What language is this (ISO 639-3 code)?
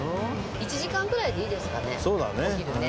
jpn